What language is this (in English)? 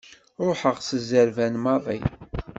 Kabyle